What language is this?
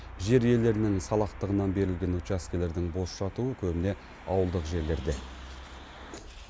Kazakh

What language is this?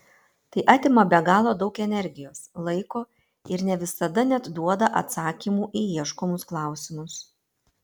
Lithuanian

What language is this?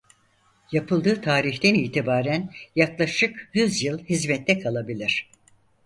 Turkish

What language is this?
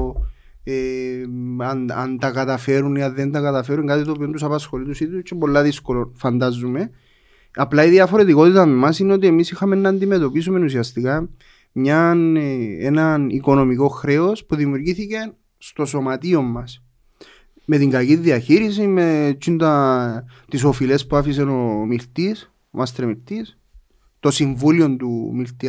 Greek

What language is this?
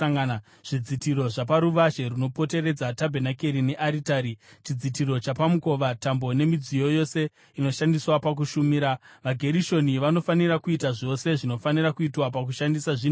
Shona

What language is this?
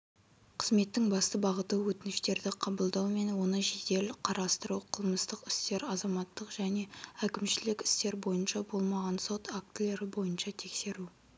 Kazakh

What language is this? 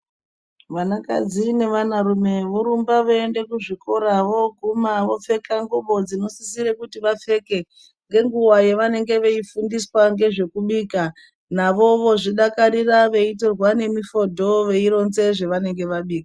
Ndau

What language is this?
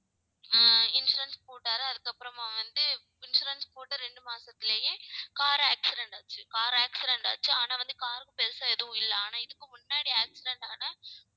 Tamil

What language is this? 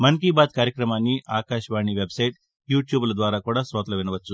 Telugu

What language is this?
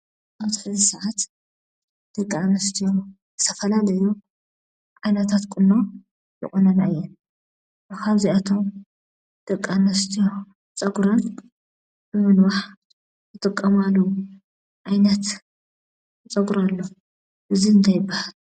Tigrinya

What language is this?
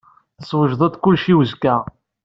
Kabyle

